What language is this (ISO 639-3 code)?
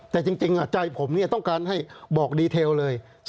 tha